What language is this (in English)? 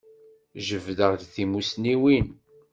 Kabyle